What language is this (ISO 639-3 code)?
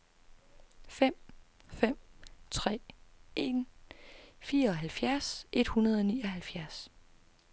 dan